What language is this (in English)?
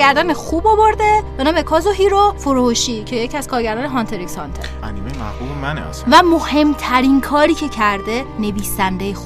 Persian